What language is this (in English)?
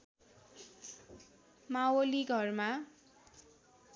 Nepali